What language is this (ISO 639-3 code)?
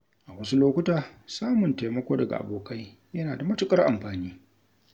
hau